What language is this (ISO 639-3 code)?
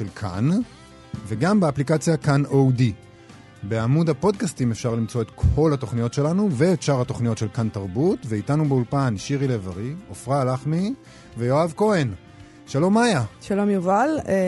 heb